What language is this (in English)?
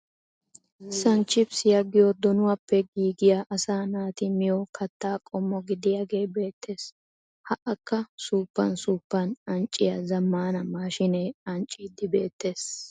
Wolaytta